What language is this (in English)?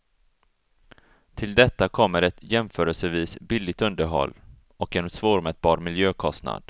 Swedish